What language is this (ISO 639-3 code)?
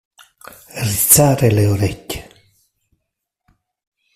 ita